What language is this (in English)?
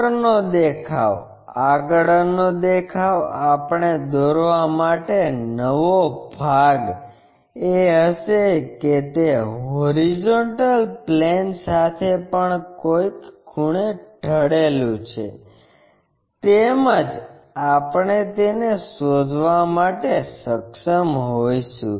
Gujarati